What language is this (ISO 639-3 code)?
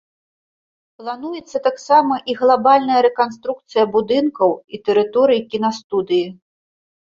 bel